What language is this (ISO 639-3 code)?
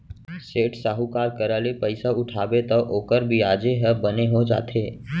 hne